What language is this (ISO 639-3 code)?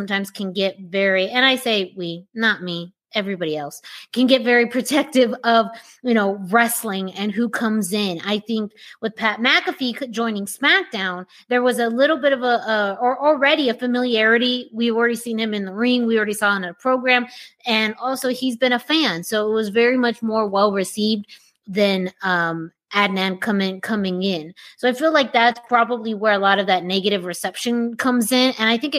eng